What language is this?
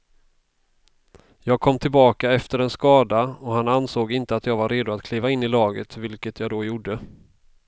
Swedish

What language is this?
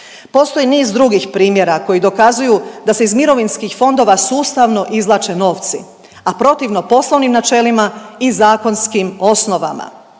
Croatian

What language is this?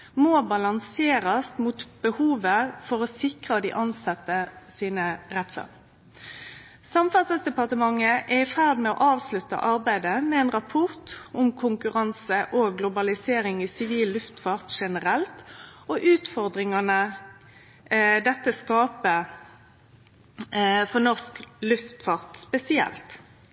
Norwegian Nynorsk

